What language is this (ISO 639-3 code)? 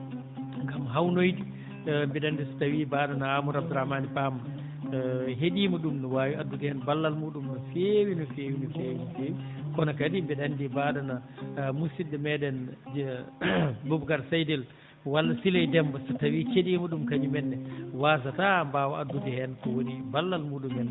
ful